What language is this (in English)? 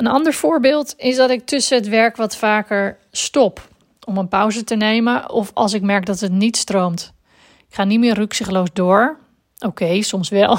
Dutch